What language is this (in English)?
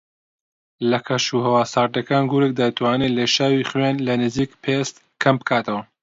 Central Kurdish